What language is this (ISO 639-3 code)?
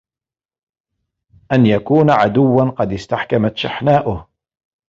ara